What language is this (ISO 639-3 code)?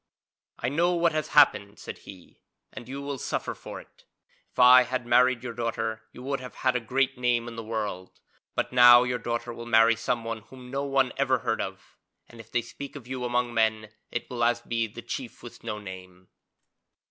eng